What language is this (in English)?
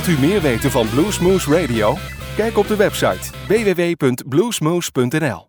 Dutch